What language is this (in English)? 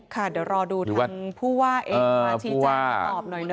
Thai